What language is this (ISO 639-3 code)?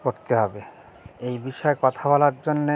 ben